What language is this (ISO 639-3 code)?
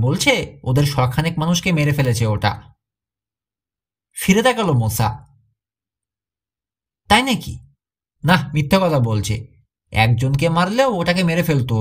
hin